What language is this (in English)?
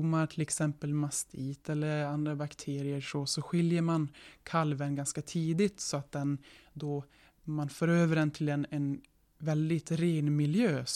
Swedish